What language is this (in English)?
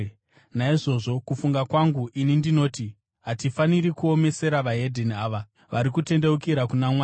Shona